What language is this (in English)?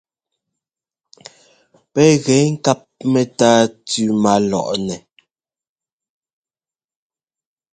Ngomba